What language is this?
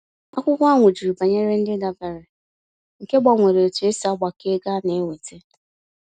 Igbo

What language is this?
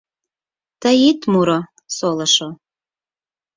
Mari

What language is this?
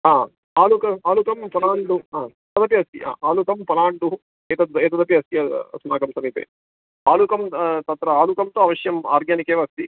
Sanskrit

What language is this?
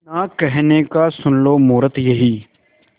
Hindi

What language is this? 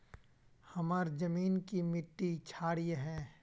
Magahi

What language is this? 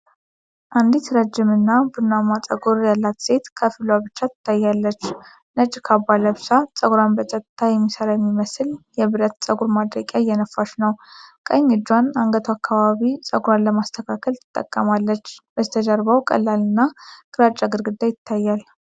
Amharic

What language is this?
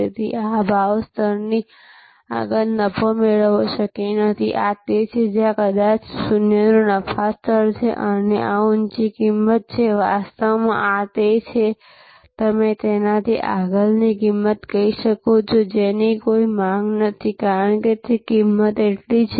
Gujarati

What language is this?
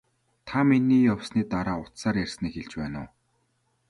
Mongolian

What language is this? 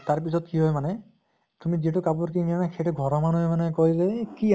Assamese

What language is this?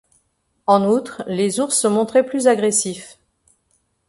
French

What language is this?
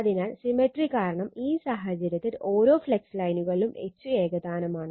Malayalam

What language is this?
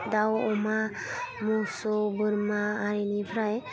Bodo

